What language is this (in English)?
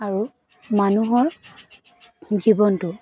Assamese